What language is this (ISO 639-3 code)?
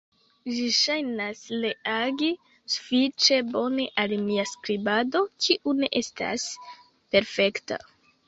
epo